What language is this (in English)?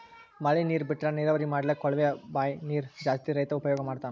Kannada